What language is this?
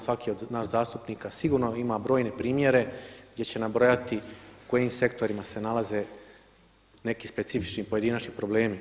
Croatian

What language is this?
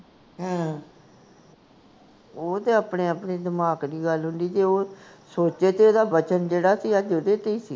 Punjabi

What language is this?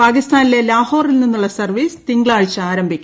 Malayalam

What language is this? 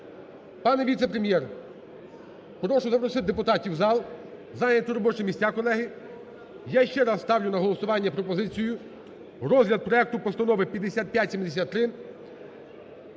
Ukrainian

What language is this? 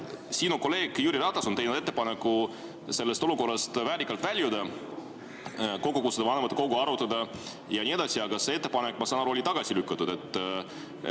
Estonian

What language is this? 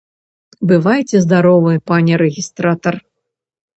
Belarusian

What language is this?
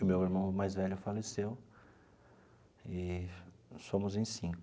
Portuguese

